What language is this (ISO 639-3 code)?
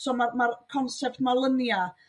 cym